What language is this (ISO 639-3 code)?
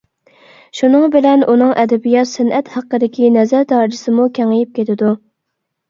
uig